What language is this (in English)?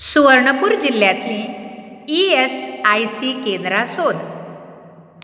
Konkani